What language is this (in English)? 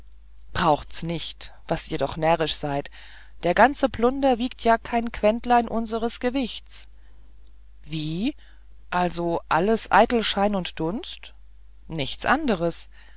German